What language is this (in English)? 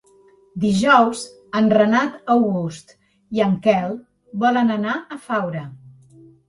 Catalan